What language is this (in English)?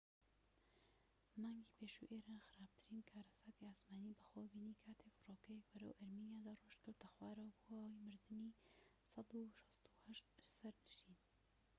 Central Kurdish